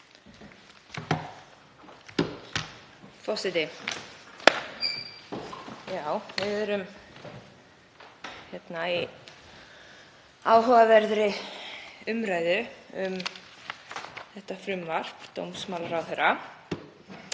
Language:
Icelandic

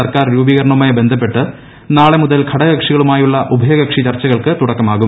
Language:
Malayalam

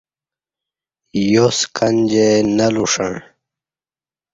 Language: Kati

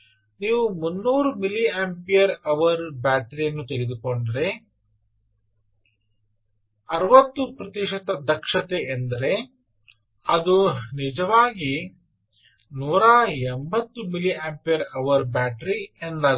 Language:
Kannada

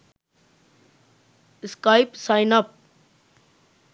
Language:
Sinhala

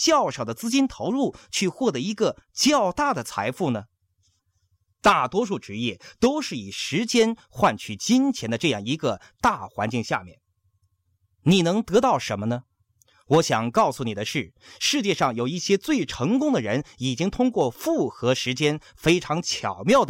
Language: Chinese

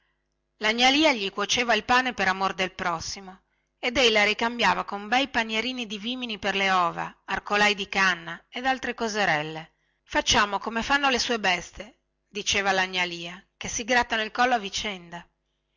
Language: Italian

